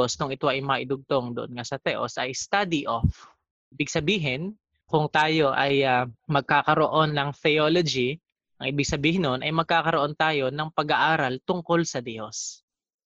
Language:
Filipino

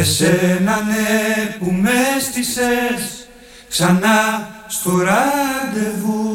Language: Greek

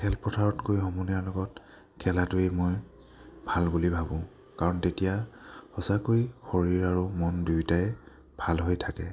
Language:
Assamese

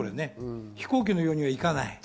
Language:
Japanese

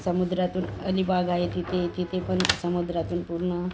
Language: Marathi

